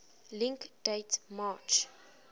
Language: English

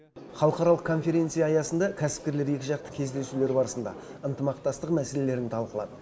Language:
Kazakh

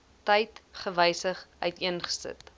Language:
Afrikaans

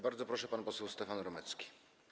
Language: Polish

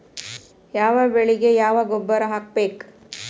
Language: Kannada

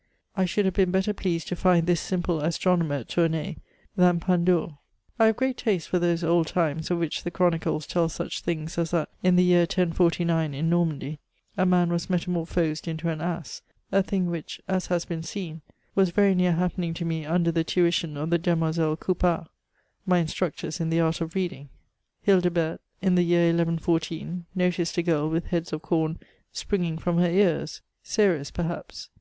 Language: English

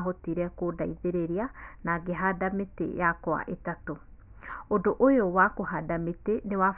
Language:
Kikuyu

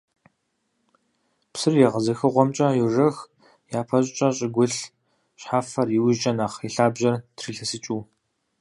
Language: Kabardian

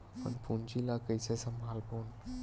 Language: Chhattisgarhi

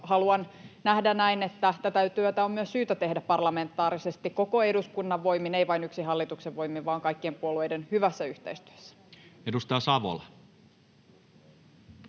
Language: Finnish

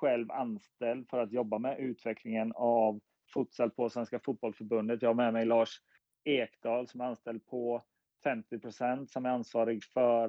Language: Swedish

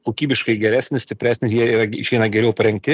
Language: Lithuanian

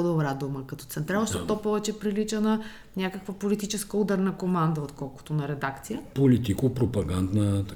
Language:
Bulgarian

